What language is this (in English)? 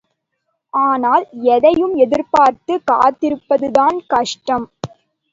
Tamil